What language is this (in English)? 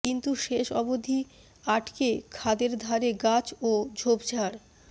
Bangla